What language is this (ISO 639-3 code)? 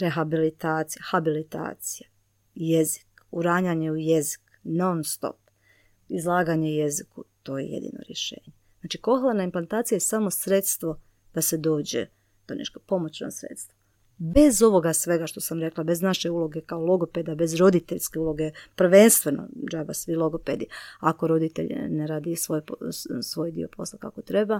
hrv